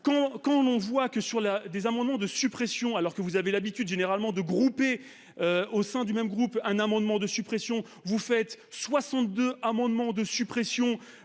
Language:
French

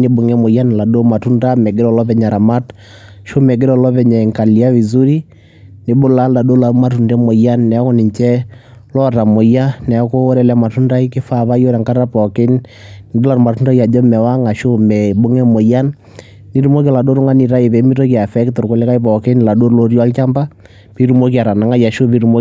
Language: Masai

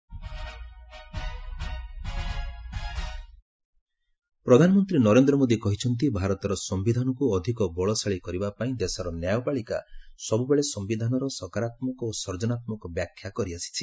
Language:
Odia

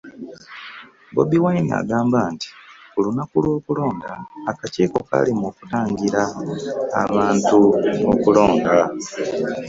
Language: Ganda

